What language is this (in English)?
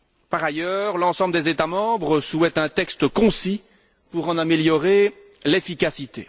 French